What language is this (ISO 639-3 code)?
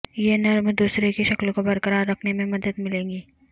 urd